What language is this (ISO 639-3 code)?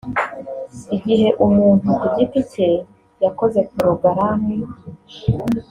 kin